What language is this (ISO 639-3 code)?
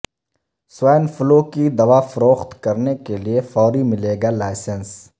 urd